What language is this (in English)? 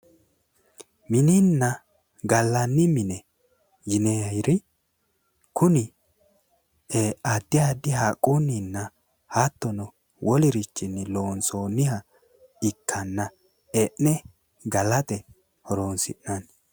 Sidamo